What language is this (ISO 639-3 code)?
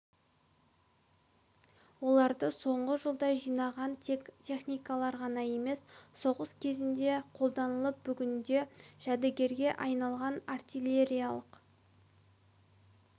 kaz